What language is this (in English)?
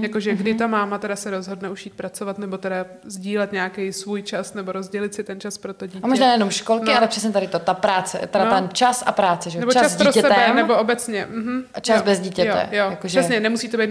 Czech